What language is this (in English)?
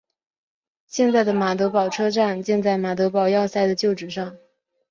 Chinese